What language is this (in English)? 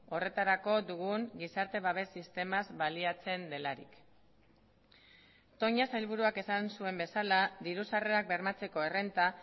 Basque